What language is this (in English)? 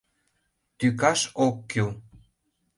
Mari